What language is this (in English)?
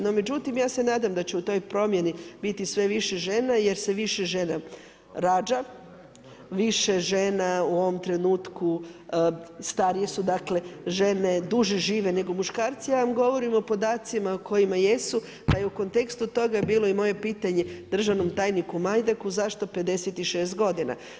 Croatian